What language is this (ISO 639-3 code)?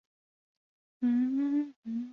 zho